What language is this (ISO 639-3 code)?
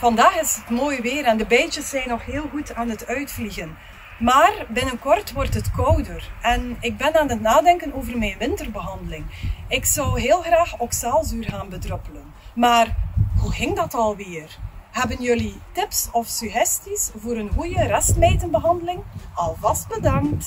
nld